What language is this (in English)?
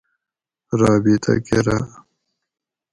Gawri